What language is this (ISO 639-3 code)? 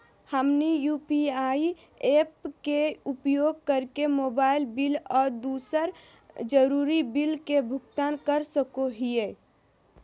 mag